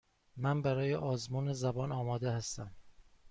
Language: Persian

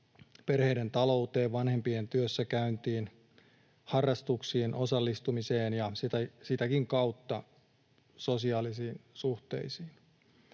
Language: Finnish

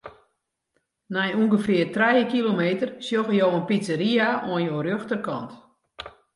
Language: Western Frisian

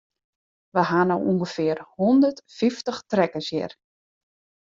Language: Western Frisian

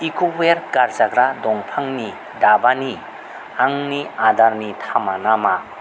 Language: Bodo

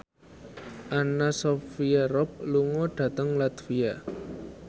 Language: Javanese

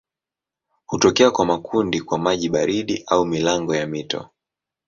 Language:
Swahili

